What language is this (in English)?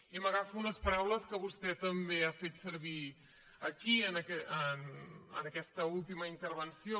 Catalan